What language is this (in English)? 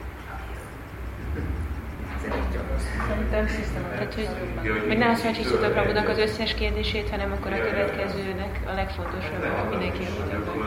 Hungarian